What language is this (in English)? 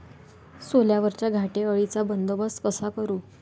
Marathi